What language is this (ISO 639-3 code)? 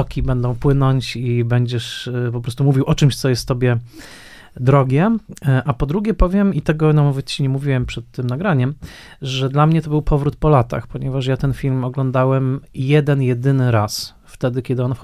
pol